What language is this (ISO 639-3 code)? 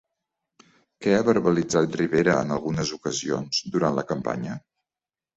cat